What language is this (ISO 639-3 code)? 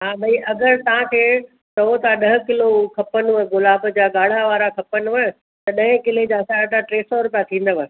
snd